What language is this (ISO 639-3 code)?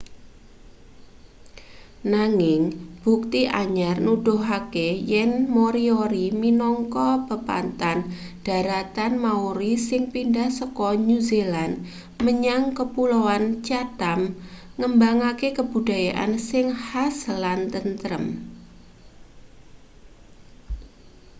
jav